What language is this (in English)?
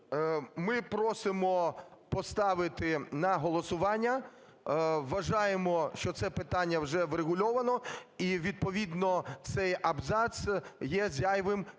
Ukrainian